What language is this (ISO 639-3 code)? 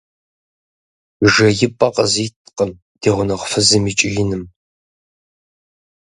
kbd